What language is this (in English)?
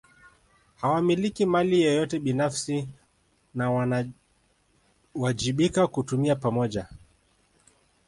Swahili